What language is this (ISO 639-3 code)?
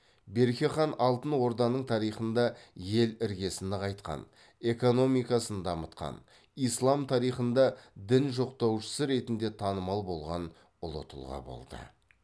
kaz